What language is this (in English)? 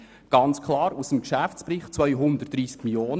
Swiss German